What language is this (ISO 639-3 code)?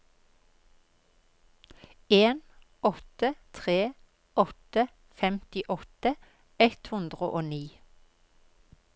nor